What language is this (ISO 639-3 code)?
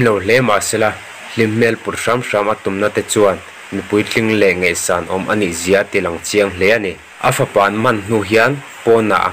kor